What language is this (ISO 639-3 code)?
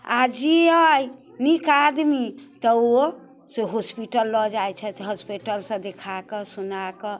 mai